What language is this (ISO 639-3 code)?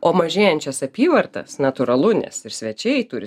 lit